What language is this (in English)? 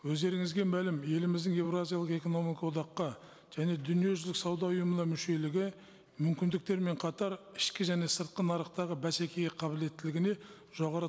Kazakh